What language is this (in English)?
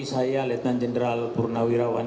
Indonesian